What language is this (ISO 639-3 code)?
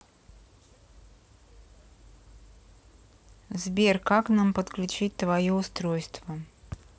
rus